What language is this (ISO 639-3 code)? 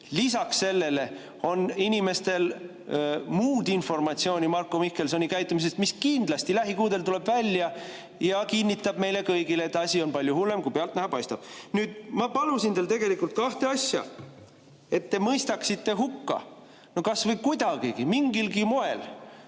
est